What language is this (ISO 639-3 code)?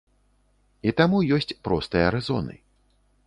bel